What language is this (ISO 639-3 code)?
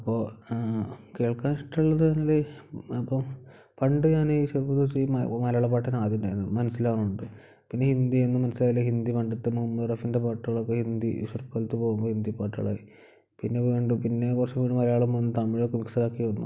mal